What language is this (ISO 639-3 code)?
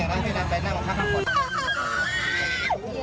tha